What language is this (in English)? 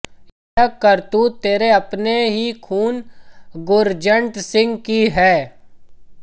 Hindi